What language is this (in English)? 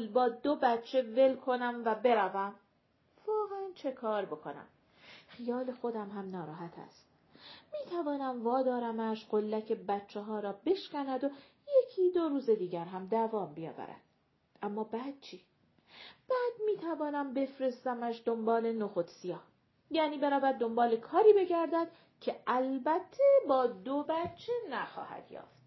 Persian